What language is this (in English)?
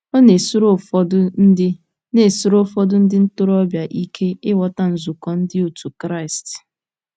Igbo